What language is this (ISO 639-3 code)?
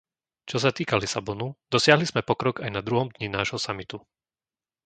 slk